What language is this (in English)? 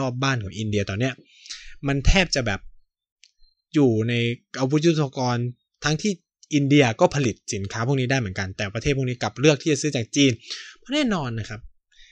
Thai